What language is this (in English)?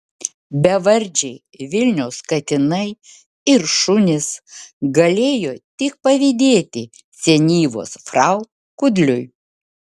Lithuanian